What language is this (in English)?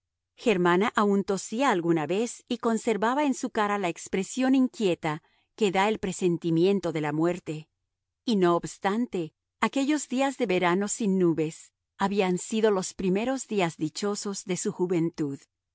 Spanish